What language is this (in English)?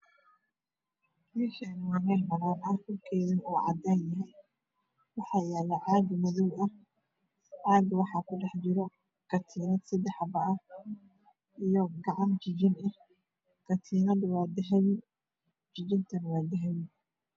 Somali